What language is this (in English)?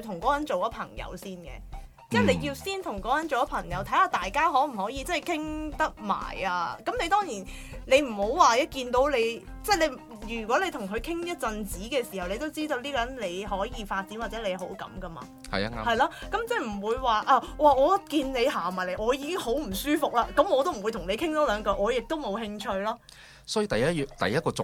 Chinese